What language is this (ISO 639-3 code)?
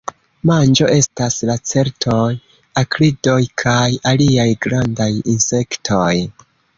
epo